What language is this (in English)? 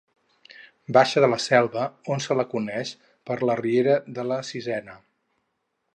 Catalan